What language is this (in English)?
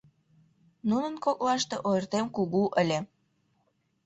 Mari